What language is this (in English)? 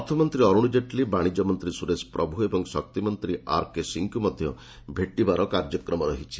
Odia